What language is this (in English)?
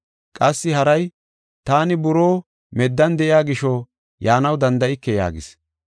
Gofa